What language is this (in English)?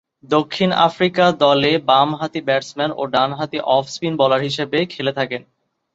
Bangla